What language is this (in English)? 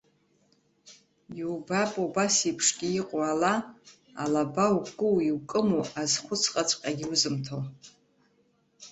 Abkhazian